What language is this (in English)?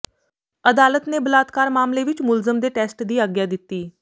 Punjabi